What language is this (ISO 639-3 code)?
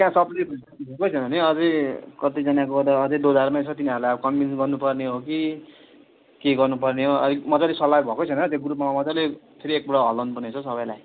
nep